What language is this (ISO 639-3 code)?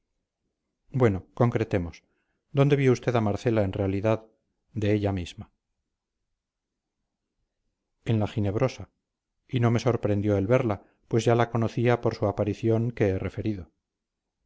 spa